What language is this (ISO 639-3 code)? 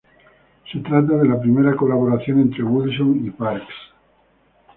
spa